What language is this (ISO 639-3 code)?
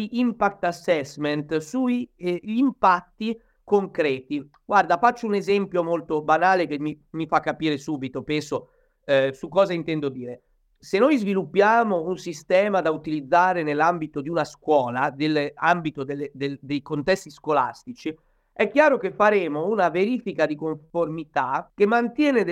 ita